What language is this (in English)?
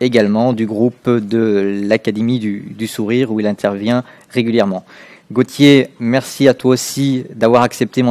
French